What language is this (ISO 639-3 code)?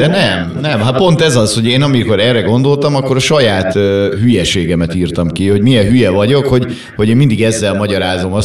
hun